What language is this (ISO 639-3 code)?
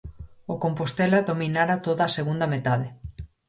glg